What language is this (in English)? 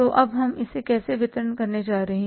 Hindi